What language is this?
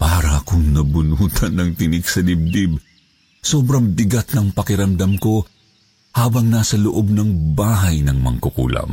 Filipino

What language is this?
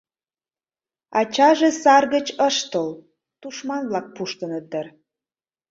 Mari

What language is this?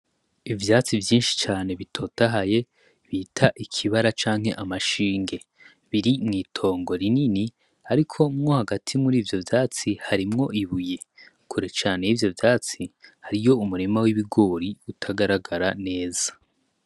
Rundi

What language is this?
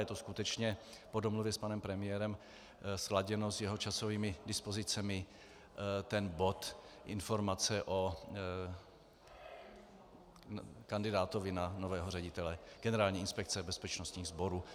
Czech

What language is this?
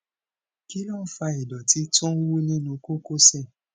Yoruba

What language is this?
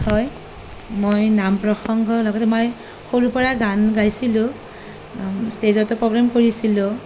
Assamese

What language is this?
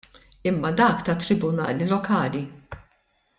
Maltese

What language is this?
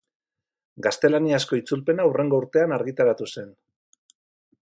Basque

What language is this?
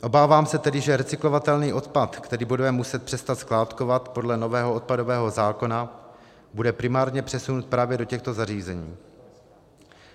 Czech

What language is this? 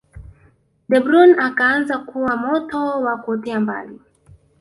Swahili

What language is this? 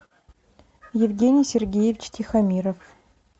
Russian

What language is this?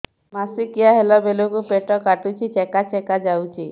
Odia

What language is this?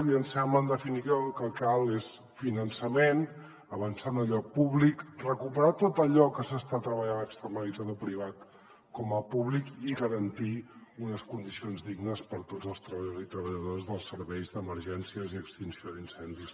Catalan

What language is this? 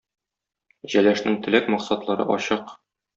Tatar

